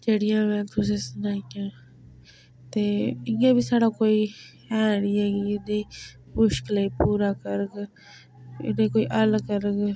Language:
Dogri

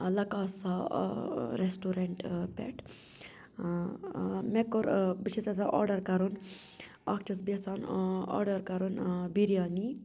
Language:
Kashmiri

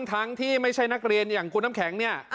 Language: Thai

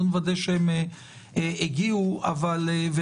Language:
Hebrew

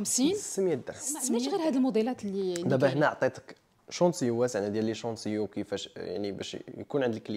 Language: Arabic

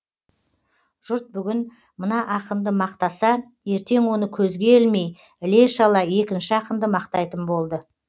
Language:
Kazakh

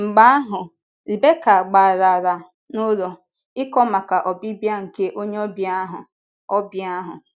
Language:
Igbo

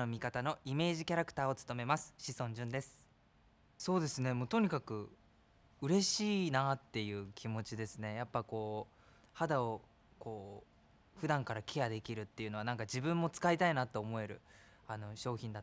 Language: Japanese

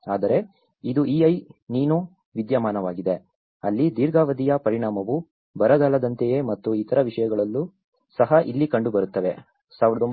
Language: Kannada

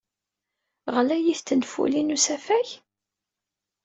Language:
Kabyle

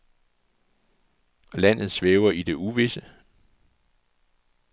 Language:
Danish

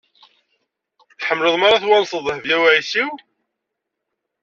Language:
Kabyle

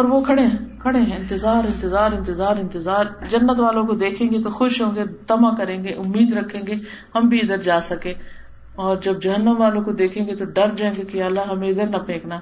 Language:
Urdu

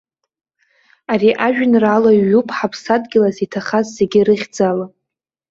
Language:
Abkhazian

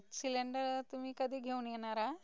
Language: Marathi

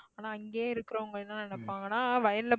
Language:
Tamil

